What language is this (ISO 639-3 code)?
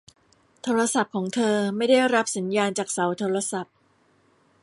tha